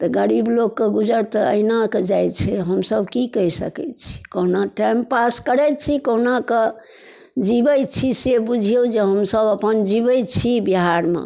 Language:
Maithili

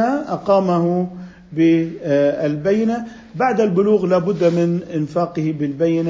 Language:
Arabic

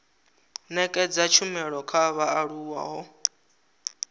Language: Venda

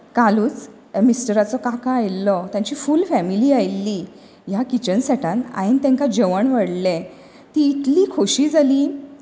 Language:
Konkani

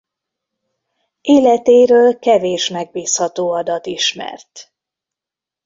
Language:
Hungarian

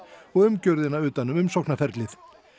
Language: Icelandic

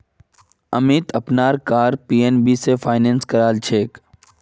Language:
Magahi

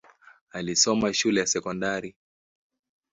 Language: Swahili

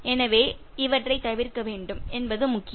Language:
Tamil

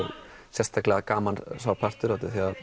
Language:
Icelandic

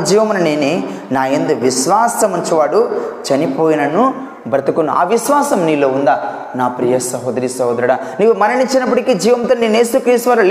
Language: Telugu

